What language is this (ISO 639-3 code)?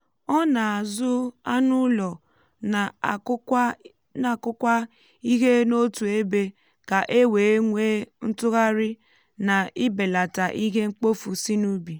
ibo